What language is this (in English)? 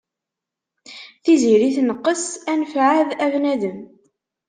Kabyle